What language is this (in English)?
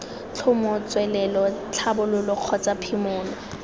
Tswana